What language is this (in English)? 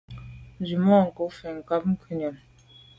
Medumba